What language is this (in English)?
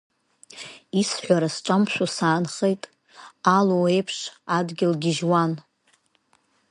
Abkhazian